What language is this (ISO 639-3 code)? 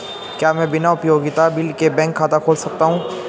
hin